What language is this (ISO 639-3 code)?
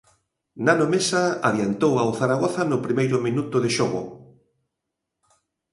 glg